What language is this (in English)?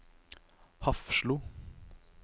Norwegian